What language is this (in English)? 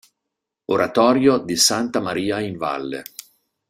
Italian